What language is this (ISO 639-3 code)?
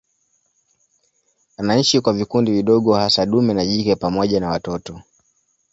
swa